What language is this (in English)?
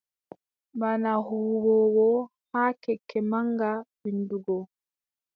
Adamawa Fulfulde